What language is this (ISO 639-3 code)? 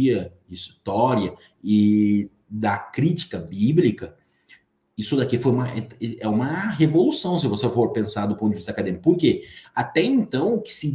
por